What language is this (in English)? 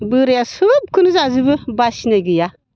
Bodo